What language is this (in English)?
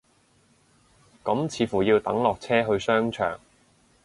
Cantonese